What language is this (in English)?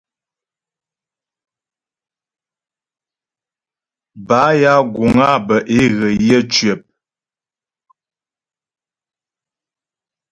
Ghomala